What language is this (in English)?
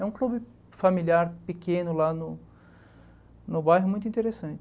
Portuguese